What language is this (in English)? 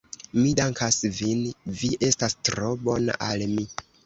Esperanto